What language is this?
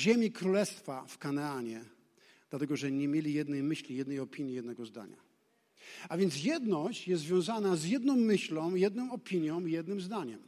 Polish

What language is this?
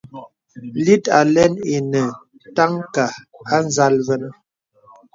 Bebele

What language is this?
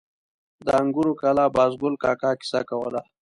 Pashto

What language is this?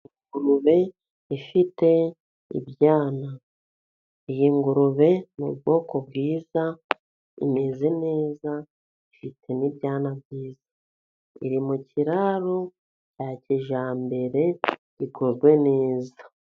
Kinyarwanda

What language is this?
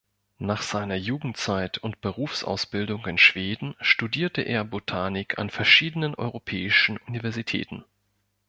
German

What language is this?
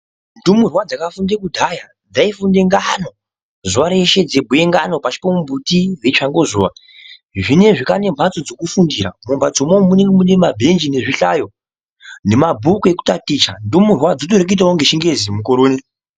Ndau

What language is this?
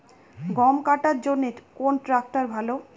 Bangla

